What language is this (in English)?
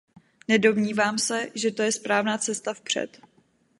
Czech